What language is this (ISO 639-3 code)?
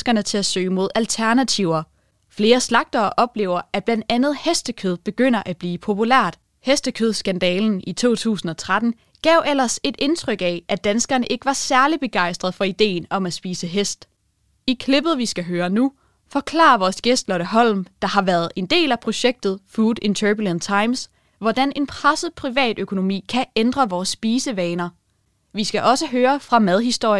dan